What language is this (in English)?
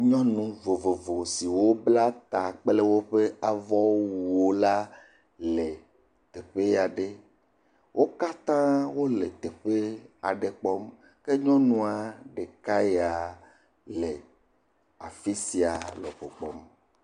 Ewe